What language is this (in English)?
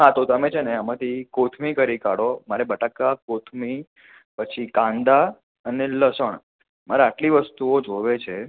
Gujarati